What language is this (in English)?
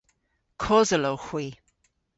Cornish